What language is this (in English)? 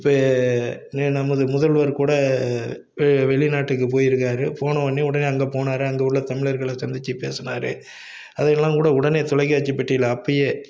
Tamil